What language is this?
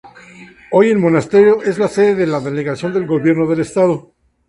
Spanish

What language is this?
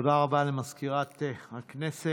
Hebrew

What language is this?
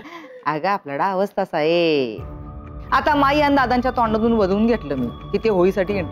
Marathi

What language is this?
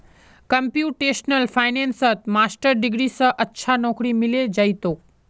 Magahi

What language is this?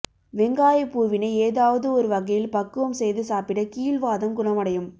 Tamil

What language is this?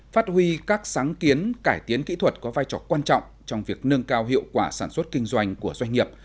Vietnamese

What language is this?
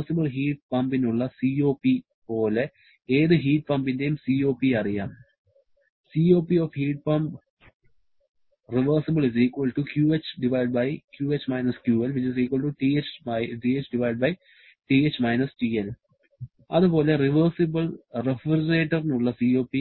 Malayalam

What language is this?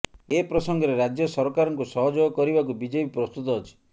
Odia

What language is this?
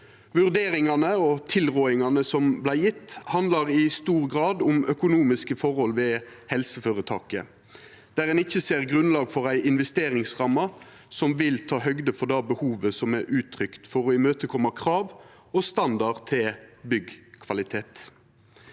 Norwegian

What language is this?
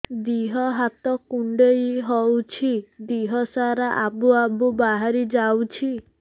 Odia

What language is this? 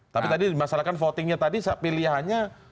Indonesian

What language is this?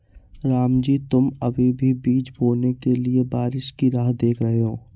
Hindi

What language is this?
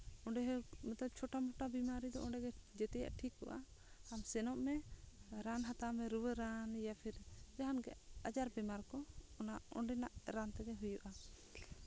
Santali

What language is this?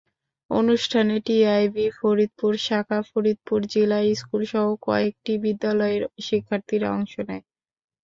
Bangla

